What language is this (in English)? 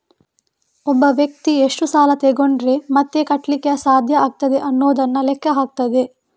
Kannada